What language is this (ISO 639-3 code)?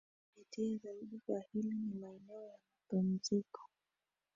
swa